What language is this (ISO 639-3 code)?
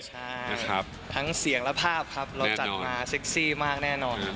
tha